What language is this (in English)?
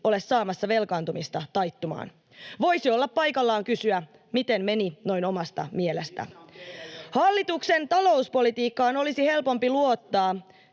Finnish